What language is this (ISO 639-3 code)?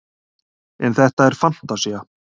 isl